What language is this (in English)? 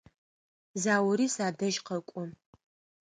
Adyghe